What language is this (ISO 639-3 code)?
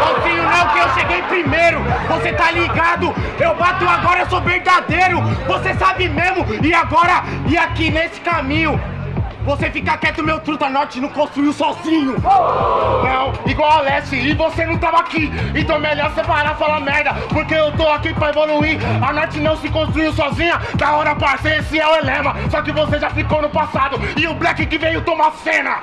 por